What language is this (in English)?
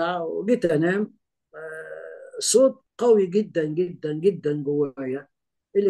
Arabic